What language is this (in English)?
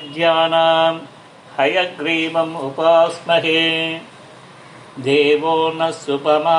Tamil